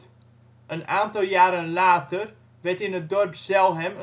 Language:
Dutch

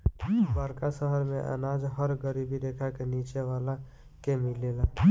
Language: Bhojpuri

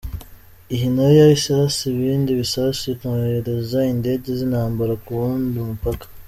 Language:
Kinyarwanda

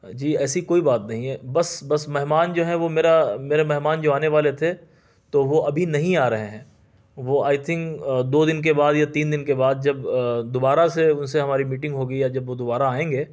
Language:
Urdu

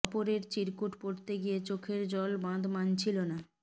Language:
Bangla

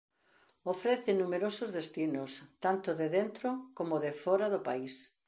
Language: Galician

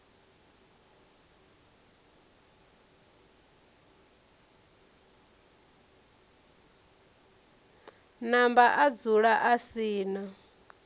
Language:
Venda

